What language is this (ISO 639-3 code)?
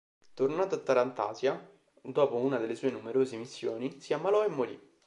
ita